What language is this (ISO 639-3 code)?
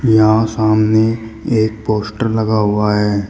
hin